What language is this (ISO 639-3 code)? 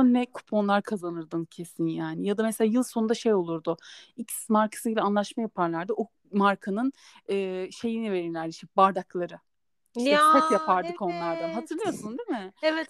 tur